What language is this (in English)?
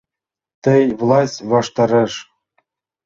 Mari